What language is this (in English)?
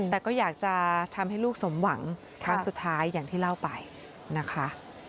Thai